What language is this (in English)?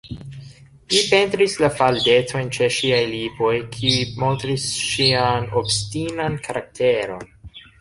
Esperanto